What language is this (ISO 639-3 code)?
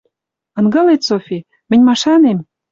mrj